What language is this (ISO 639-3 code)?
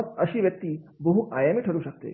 mar